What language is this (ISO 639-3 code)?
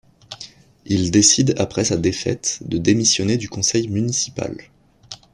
fra